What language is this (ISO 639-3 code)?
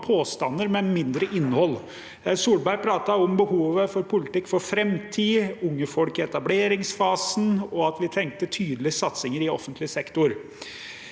nor